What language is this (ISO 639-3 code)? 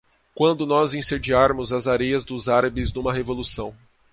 por